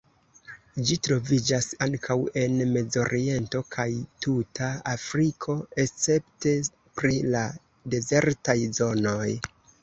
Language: Esperanto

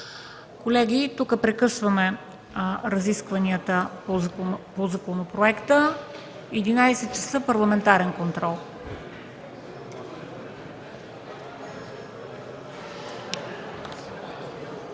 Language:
Bulgarian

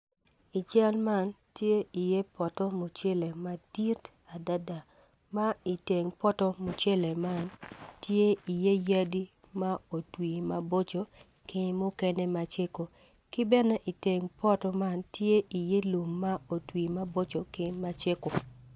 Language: Acoli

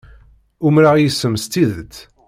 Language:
Kabyle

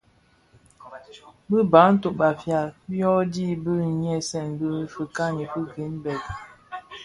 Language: Bafia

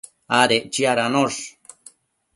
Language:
Matsés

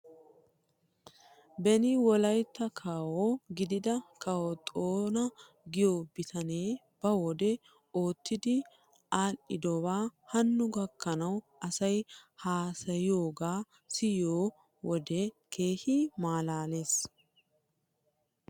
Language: Wolaytta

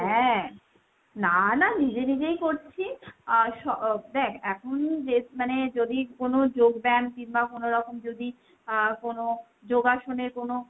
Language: Bangla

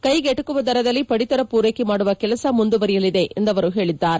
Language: Kannada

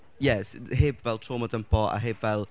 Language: Welsh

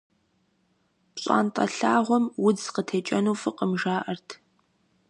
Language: Kabardian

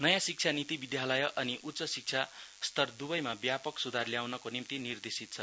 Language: Nepali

